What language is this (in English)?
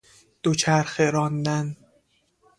Persian